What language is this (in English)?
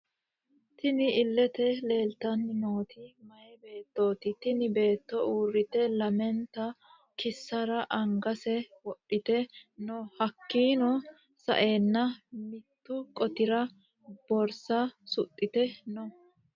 Sidamo